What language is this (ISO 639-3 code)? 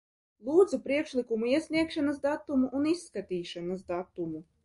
lav